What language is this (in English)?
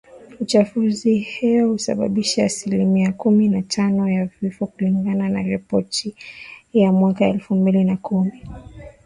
Swahili